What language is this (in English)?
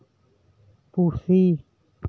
Santali